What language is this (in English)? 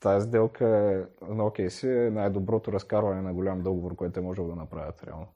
Bulgarian